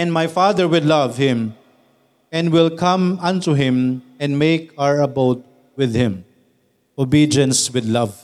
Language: Filipino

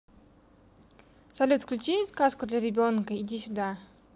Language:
Russian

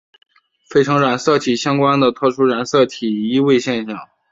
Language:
Chinese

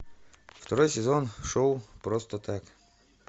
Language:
Russian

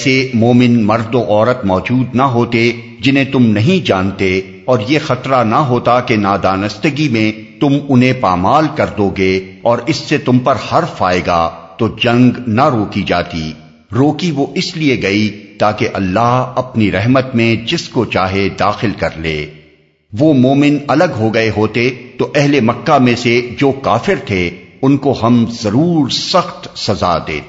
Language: Urdu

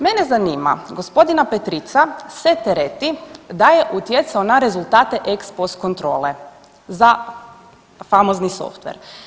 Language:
Croatian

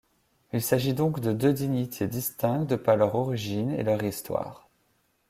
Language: French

